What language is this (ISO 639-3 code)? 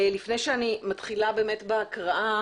heb